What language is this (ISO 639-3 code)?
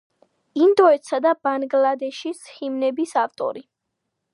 kat